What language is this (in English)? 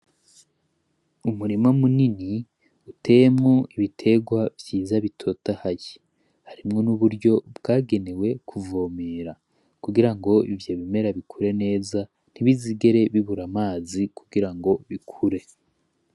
Rundi